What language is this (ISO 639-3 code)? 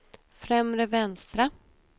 swe